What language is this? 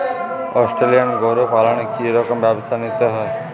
Bangla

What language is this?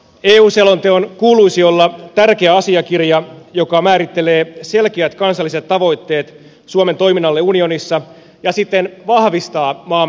Finnish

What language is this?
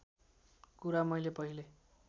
Nepali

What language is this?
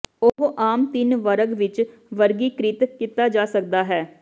Punjabi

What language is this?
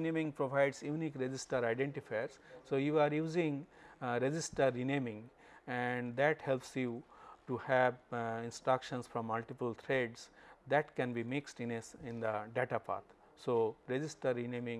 English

